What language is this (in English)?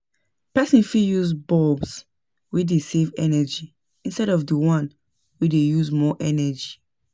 Nigerian Pidgin